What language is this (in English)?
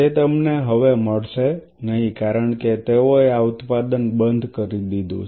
Gujarati